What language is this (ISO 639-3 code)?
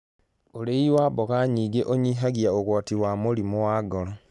kik